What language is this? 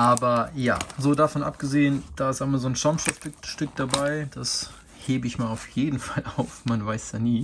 German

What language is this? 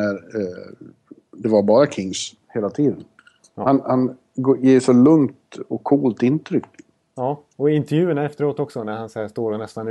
Swedish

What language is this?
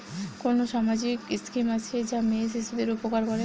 Bangla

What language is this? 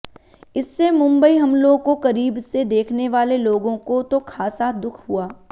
Hindi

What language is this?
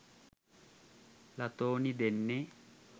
Sinhala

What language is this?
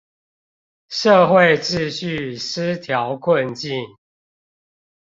Chinese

